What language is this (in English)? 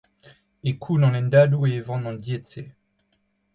Breton